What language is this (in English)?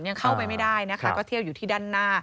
Thai